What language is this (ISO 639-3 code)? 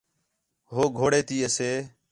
xhe